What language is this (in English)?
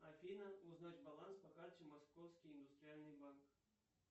Russian